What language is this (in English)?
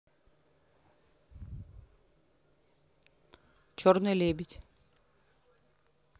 Russian